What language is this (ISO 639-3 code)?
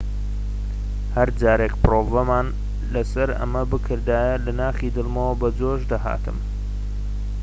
ckb